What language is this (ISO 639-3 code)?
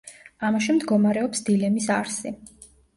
kat